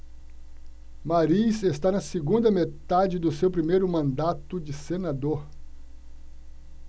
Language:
Portuguese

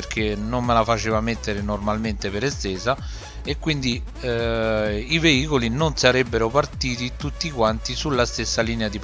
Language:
Italian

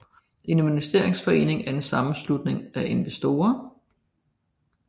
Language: Danish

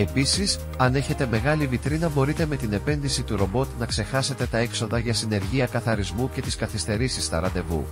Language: Greek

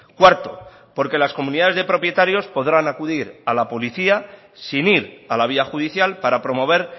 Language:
Spanish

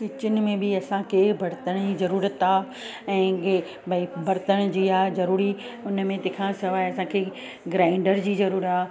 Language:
Sindhi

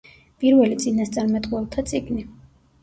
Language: Georgian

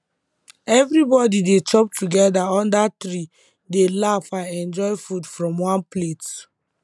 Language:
Nigerian Pidgin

